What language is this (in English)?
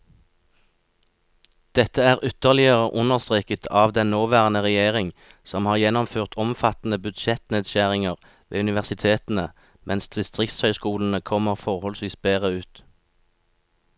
Norwegian